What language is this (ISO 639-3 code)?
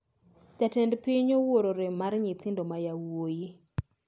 luo